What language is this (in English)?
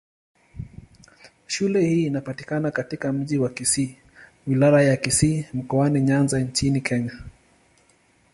Swahili